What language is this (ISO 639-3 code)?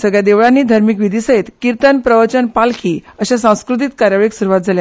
kok